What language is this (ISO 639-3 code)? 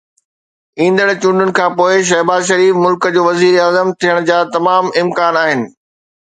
snd